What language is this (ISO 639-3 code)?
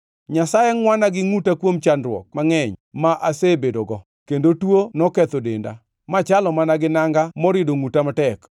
luo